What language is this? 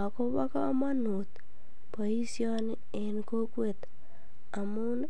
Kalenjin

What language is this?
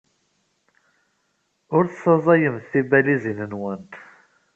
Kabyle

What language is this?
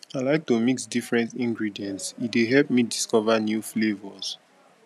Nigerian Pidgin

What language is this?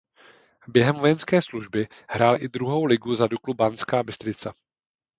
Czech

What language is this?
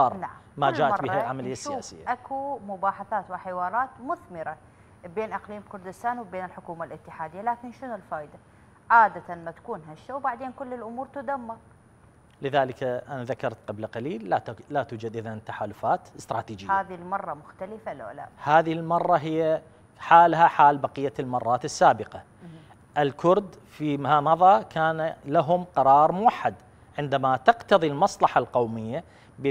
Arabic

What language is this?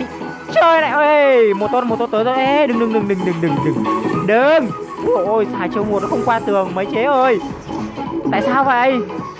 Vietnamese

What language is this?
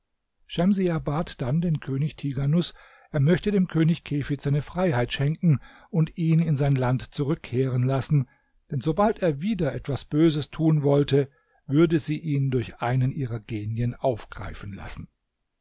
German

